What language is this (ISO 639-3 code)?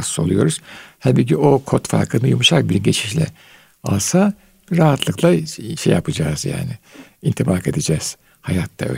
tur